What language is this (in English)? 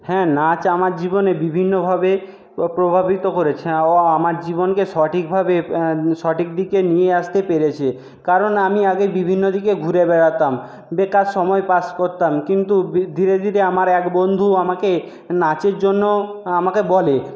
Bangla